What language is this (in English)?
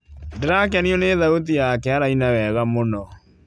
Kikuyu